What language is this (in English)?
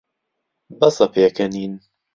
Central Kurdish